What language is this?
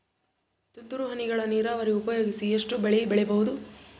Kannada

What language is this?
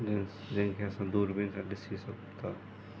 Sindhi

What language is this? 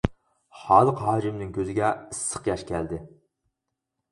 Uyghur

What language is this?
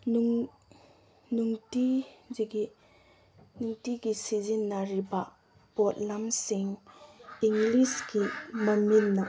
Manipuri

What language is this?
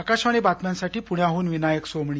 Marathi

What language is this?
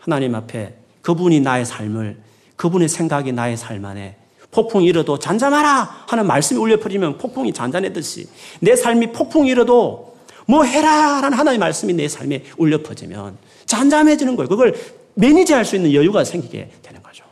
Korean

